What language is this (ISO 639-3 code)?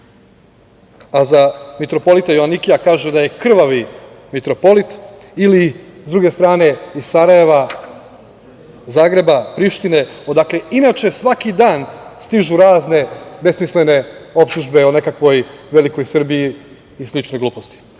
srp